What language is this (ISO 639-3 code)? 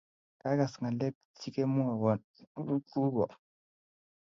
kln